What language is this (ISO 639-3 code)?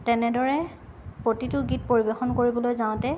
asm